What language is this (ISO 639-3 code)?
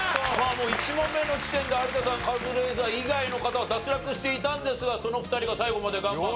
jpn